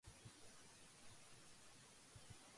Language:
Urdu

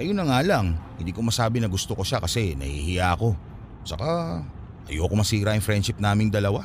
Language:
Filipino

